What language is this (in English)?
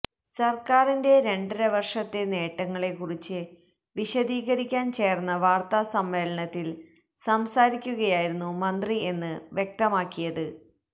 Malayalam